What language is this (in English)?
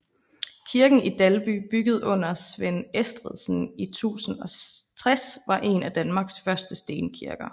Danish